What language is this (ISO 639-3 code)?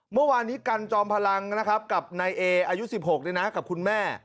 tha